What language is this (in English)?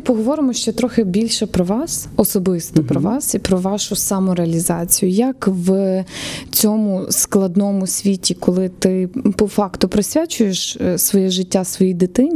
Ukrainian